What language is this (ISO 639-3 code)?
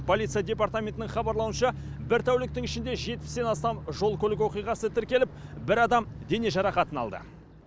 kaz